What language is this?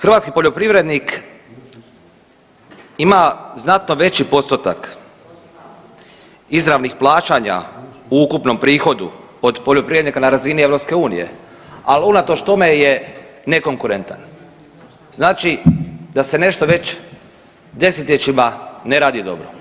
Croatian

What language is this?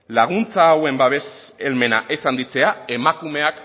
Basque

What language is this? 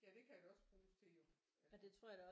Danish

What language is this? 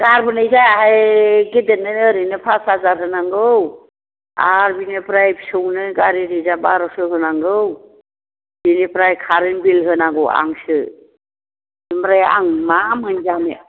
Bodo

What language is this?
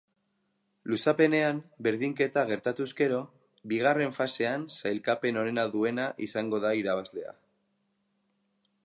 Basque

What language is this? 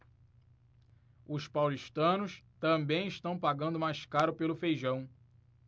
Portuguese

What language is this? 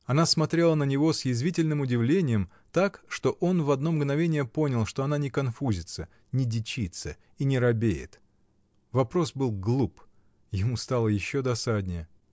Russian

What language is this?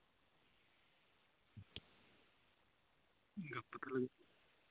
Santali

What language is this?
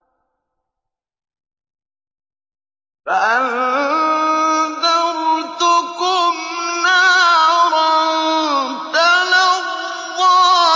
Arabic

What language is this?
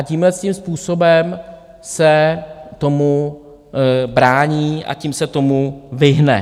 Czech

